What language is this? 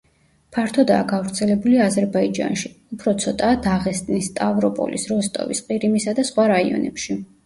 Georgian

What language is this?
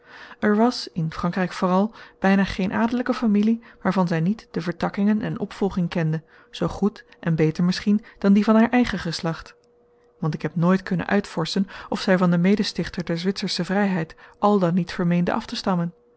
Dutch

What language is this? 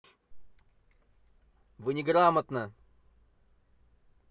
Russian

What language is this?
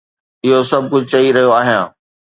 Sindhi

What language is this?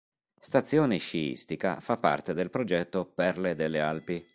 Italian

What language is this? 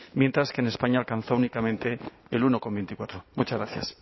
Spanish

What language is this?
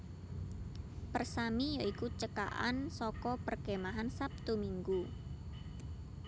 Javanese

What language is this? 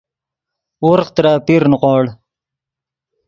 Yidgha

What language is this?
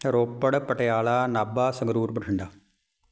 Punjabi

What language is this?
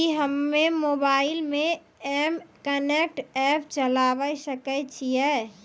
Maithili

